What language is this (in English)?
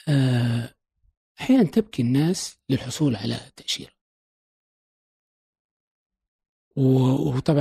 Arabic